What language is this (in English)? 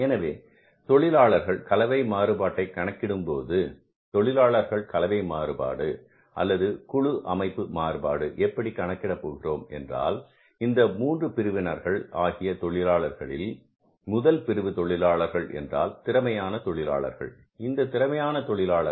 Tamil